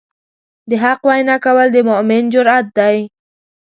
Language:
Pashto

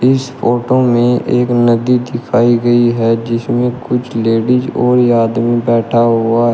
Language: Hindi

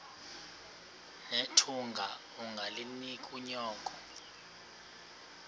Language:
Xhosa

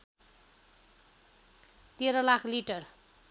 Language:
Nepali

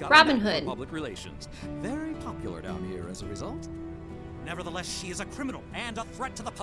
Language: English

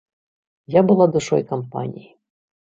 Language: Belarusian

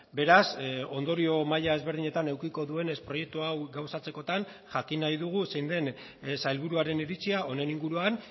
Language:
Basque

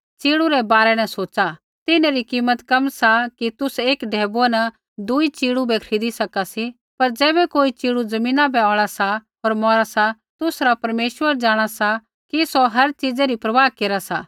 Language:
Kullu Pahari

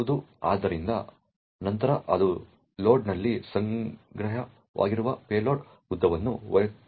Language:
Kannada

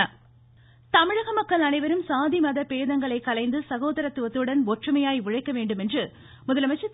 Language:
Tamil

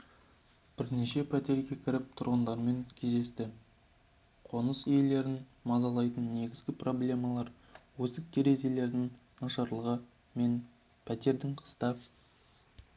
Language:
Kazakh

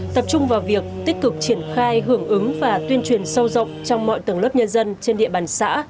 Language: Vietnamese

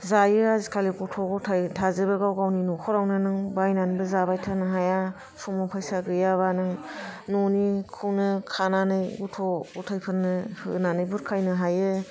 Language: Bodo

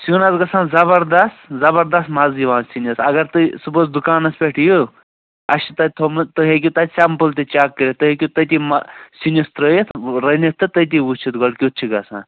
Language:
Kashmiri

